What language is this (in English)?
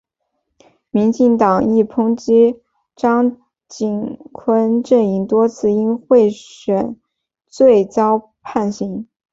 Chinese